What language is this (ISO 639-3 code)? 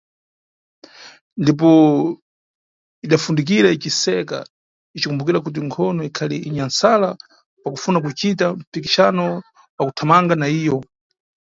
nyu